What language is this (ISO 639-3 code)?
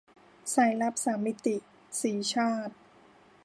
tha